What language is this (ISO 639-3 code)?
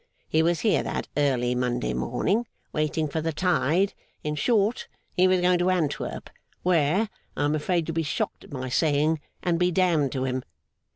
eng